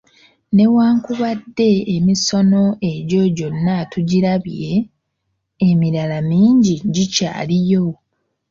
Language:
Ganda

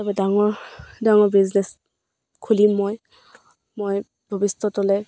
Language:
Assamese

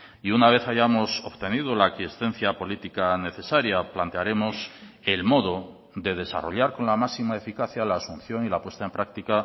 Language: Spanish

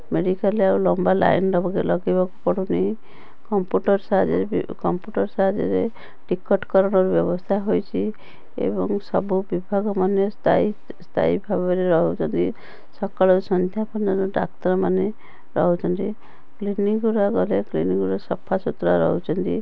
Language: Odia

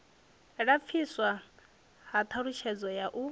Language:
Venda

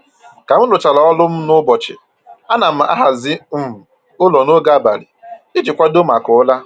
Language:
Igbo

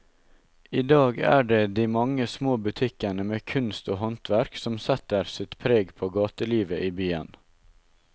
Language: Norwegian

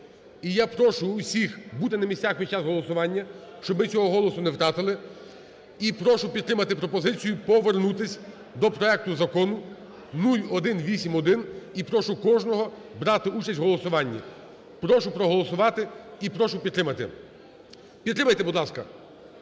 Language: Ukrainian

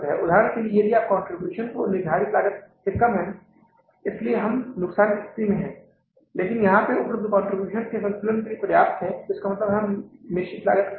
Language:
Hindi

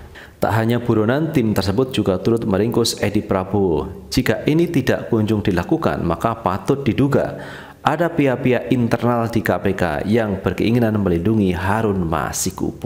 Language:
Indonesian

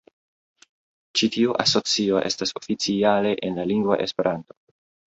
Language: Esperanto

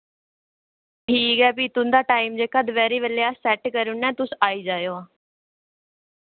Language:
Dogri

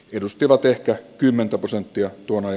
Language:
Finnish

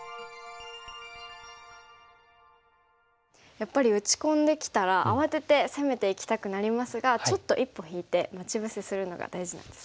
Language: Japanese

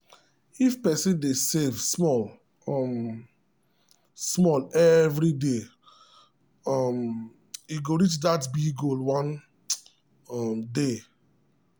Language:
Nigerian Pidgin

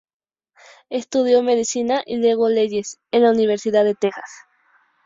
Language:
Spanish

